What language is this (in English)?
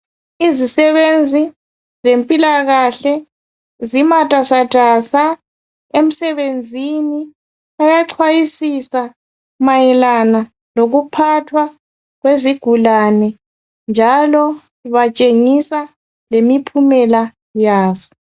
North Ndebele